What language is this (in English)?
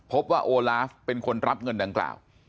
Thai